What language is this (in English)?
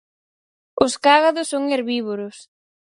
Galician